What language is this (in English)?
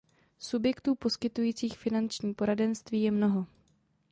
Czech